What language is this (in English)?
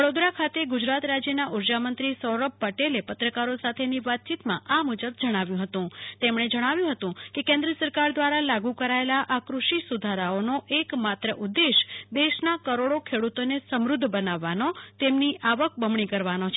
Gujarati